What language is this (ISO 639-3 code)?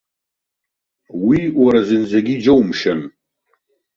abk